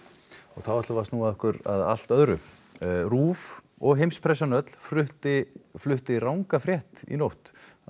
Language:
Icelandic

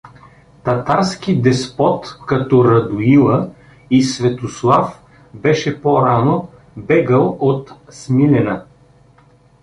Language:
Bulgarian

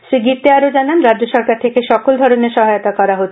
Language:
Bangla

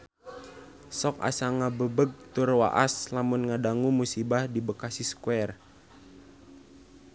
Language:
Sundanese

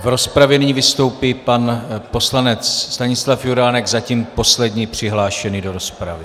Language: Czech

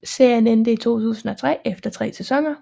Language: Danish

